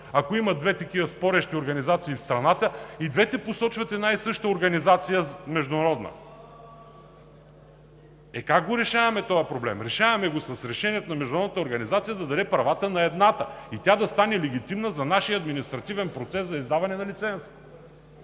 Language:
Bulgarian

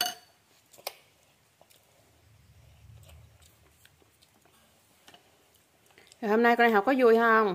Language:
Vietnamese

